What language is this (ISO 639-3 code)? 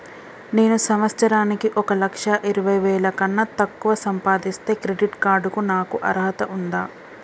tel